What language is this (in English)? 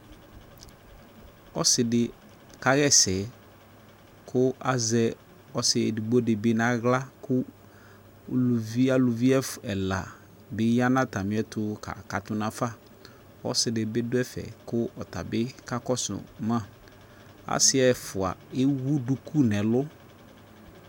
Ikposo